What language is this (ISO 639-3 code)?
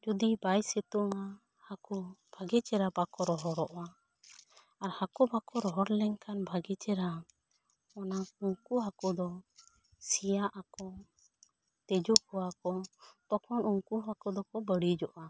sat